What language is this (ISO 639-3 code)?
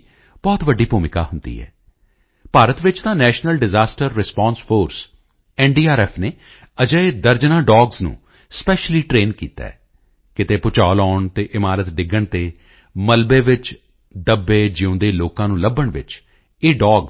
pan